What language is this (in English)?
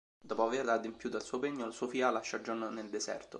Italian